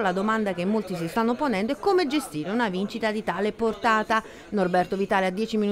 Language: Italian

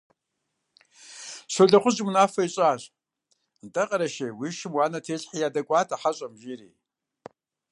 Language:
Kabardian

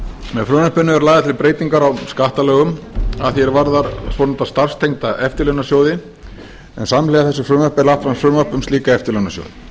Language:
Icelandic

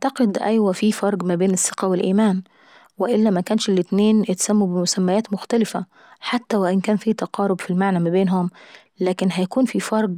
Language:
Saidi Arabic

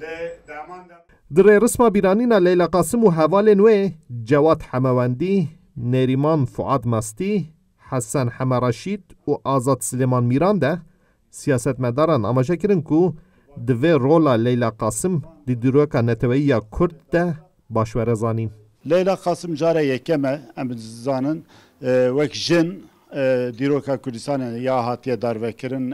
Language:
Turkish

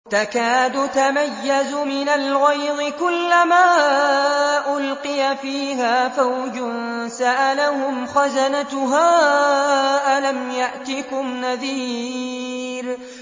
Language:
Arabic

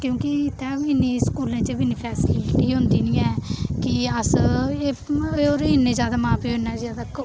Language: Dogri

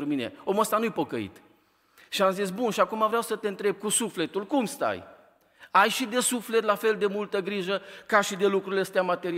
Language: Romanian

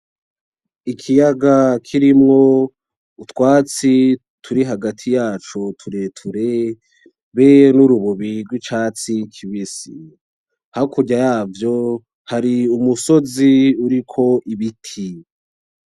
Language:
Rundi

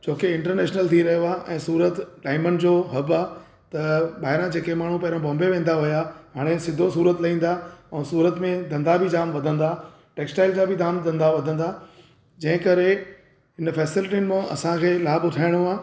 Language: Sindhi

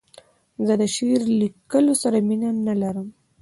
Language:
Pashto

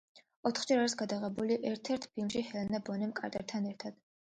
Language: Georgian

